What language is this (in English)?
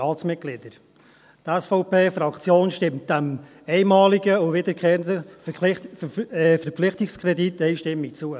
Swiss German